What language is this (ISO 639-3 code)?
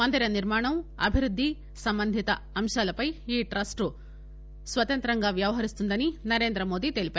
tel